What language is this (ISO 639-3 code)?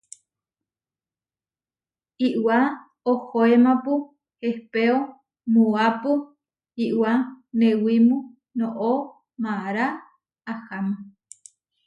var